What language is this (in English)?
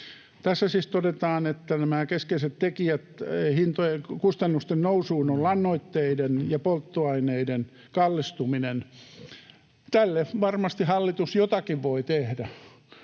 Finnish